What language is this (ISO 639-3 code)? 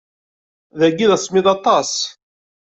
kab